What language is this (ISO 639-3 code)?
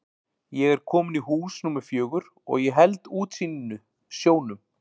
isl